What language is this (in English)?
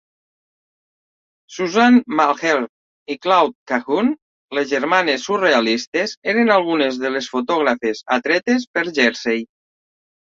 Catalan